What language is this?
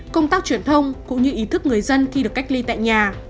Vietnamese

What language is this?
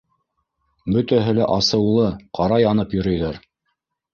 Bashkir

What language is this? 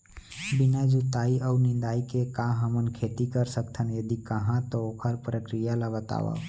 Chhattisgarhi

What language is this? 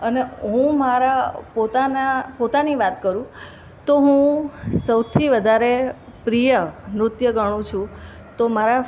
Gujarati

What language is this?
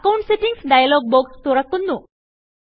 Malayalam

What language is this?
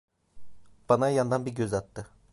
Turkish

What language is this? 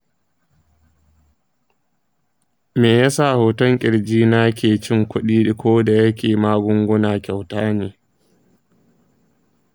Hausa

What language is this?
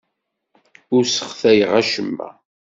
Kabyle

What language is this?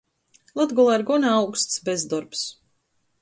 Latgalian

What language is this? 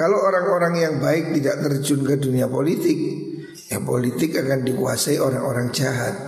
Indonesian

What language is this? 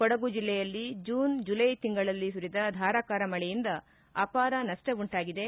Kannada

